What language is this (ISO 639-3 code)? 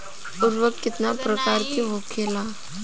bho